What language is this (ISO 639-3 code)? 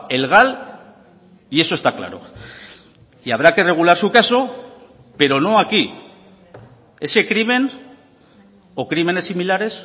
spa